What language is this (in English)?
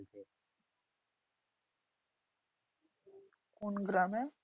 Bangla